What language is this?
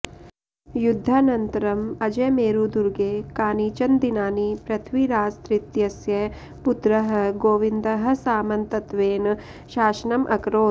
Sanskrit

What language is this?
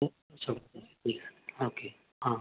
Sindhi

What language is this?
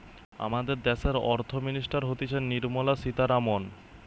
Bangla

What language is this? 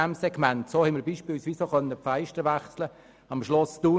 Swiss German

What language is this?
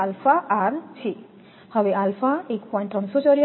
Gujarati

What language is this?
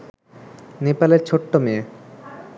Bangla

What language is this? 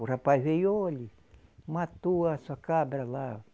Portuguese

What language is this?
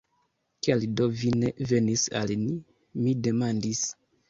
Esperanto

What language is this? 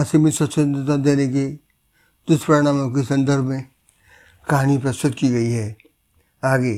Hindi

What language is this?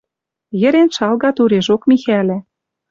Western Mari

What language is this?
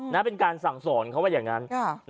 Thai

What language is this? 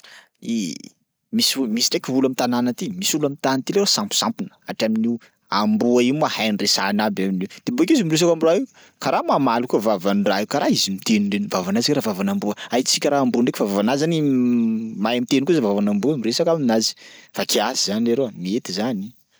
Sakalava Malagasy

